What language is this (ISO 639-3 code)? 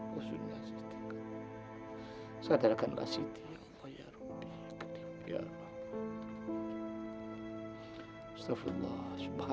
ind